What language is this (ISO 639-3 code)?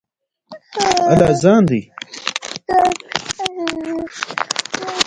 pus